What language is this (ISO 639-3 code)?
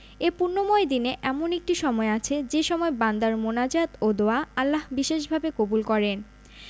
ben